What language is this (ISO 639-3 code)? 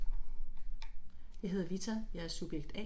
dan